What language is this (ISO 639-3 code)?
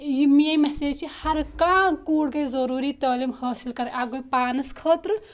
kas